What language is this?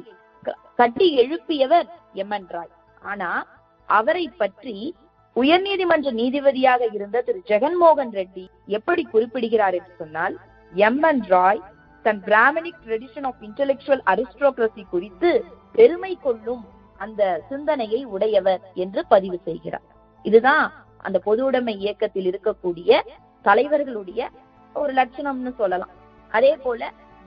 Tamil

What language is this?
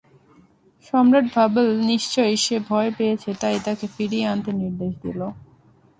Bangla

